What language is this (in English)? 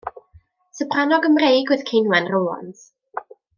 Welsh